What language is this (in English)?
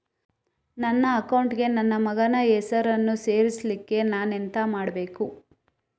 Kannada